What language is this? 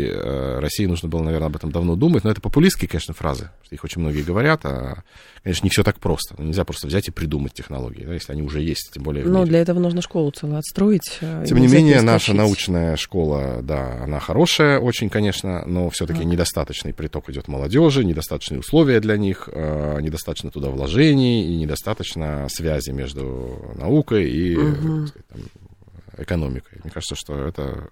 Russian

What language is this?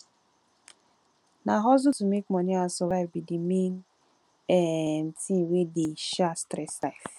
Nigerian Pidgin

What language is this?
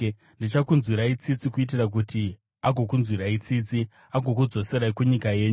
Shona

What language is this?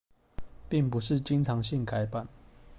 Chinese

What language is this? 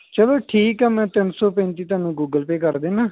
Punjabi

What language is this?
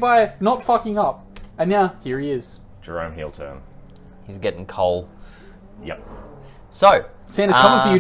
English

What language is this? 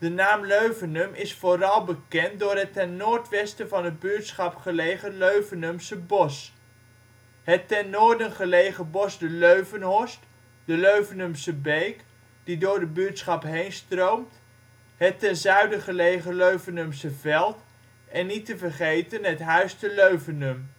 Dutch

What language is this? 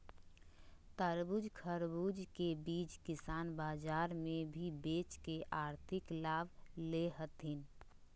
Magahi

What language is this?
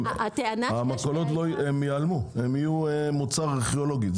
Hebrew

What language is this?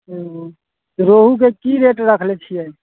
Maithili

